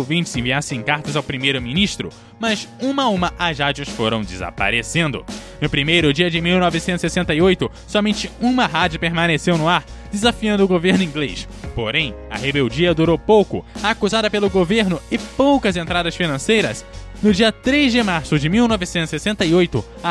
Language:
Portuguese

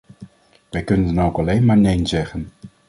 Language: Dutch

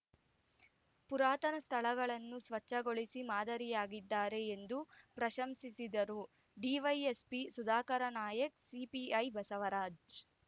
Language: Kannada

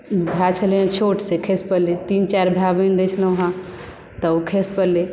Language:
Maithili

